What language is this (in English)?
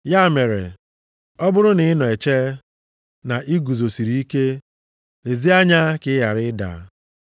Igbo